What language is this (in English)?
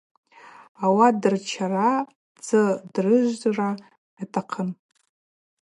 Abaza